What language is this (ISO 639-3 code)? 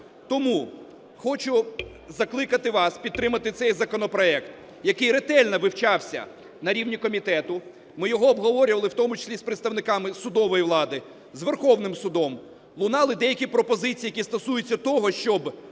ukr